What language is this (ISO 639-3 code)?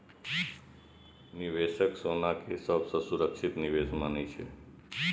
mai